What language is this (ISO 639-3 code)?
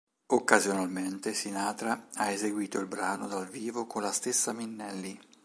ita